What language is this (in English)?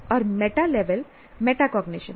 Hindi